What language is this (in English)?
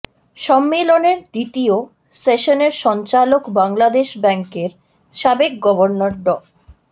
Bangla